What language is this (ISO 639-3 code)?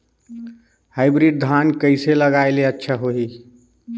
hne